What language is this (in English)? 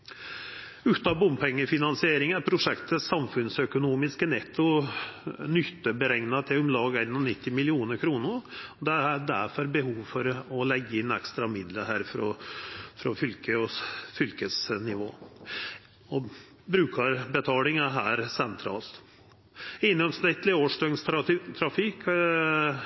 Norwegian Nynorsk